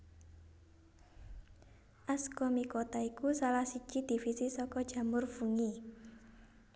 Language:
Javanese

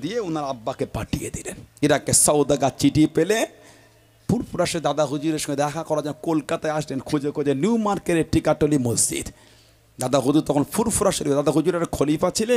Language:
Arabic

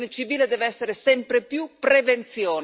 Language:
Italian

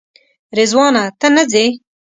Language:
Pashto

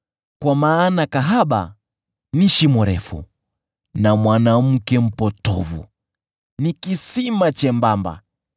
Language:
Swahili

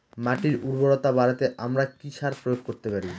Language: Bangla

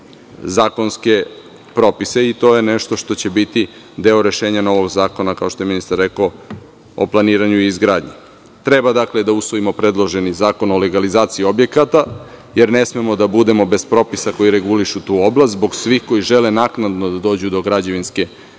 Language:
Serbian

